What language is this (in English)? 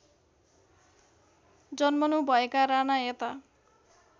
Nepali